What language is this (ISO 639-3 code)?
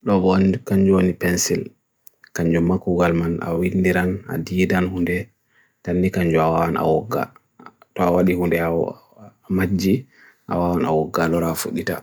fui